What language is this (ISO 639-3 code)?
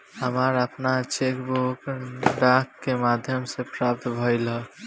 bho